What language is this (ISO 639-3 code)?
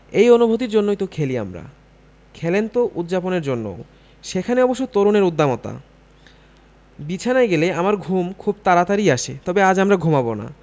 ben